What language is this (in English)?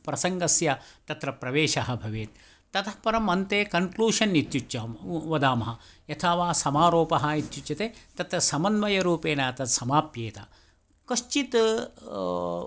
Sanskrit